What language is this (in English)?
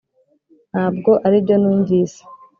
Kinyarwanda